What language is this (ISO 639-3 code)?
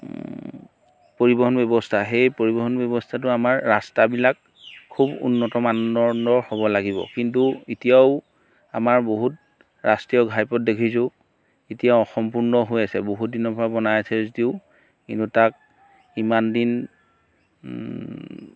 asm